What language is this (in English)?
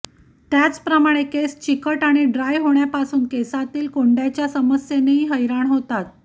Marathi